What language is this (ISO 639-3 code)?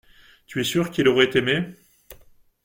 fra